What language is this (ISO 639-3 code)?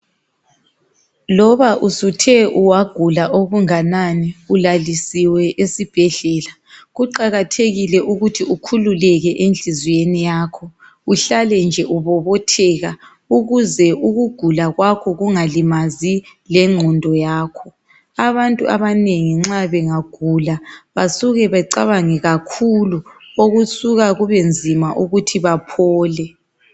nde